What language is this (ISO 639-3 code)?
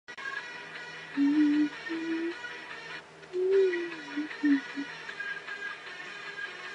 zho